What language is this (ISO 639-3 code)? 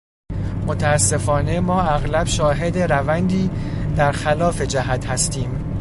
fas